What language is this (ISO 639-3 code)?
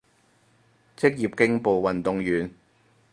yue